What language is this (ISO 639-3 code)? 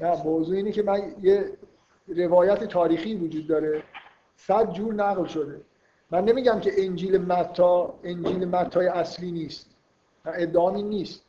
fas